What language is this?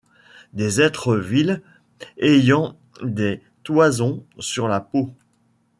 French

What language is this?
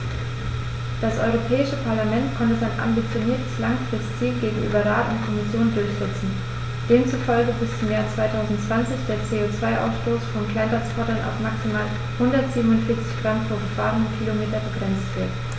German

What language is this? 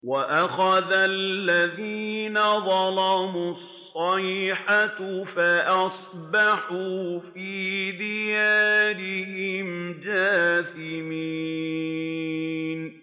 Arabic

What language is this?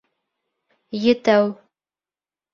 Bashkir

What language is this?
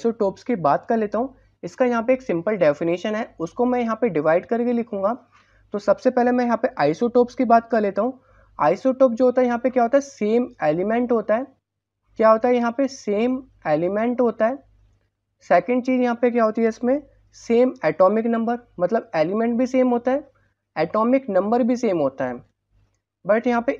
Hindi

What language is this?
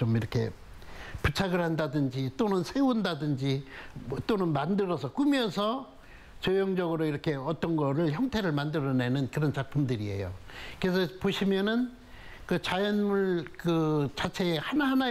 Korean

